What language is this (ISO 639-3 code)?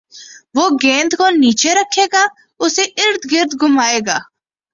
urd